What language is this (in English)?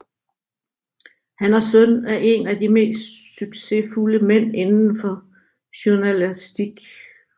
Danish